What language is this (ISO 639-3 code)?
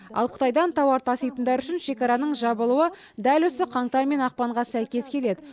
kaz